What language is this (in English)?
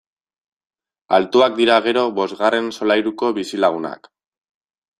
Basque